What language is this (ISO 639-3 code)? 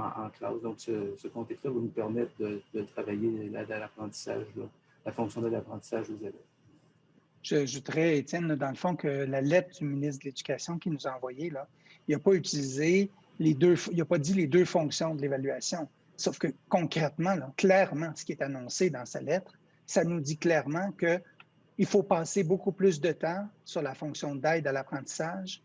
fra